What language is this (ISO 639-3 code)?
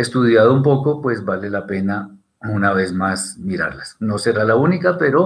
spa